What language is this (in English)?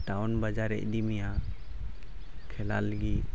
Santali